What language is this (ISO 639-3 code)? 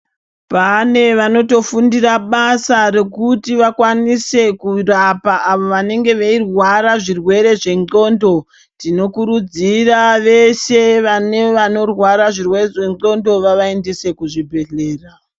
ndc